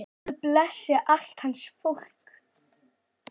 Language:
Icelandic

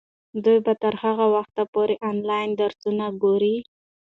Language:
Pashto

